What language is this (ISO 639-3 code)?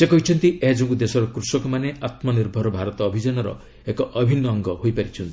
ori